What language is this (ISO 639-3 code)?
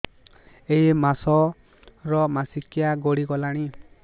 ori